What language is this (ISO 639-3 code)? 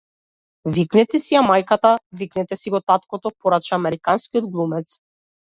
mkd